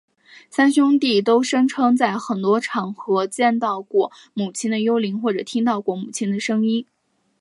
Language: Chinese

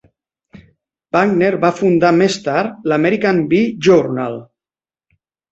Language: Catalan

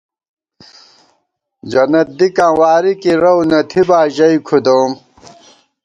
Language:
Gawar-Bati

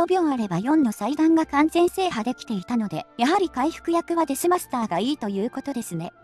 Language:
Japanese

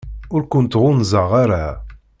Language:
Kabyle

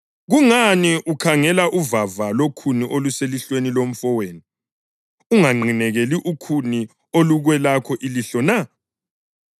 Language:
North Ndebele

